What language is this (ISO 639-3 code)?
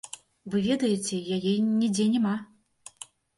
bel